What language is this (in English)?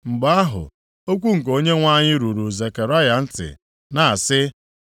Igbo